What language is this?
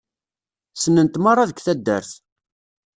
Kabyle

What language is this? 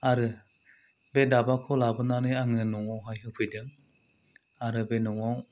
Bodo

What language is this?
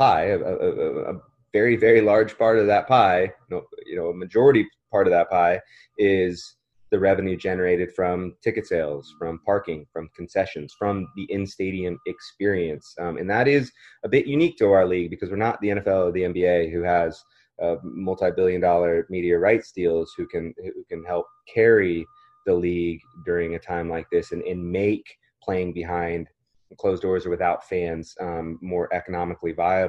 English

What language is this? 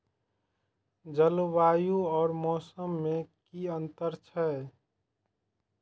Maithili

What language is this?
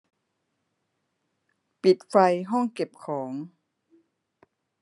Thai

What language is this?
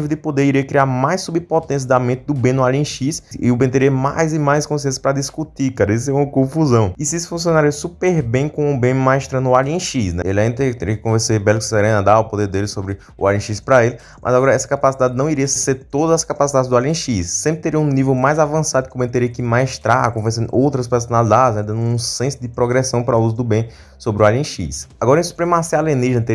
Portuguese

